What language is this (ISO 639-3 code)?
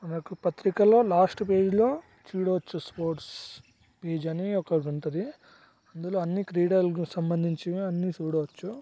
tel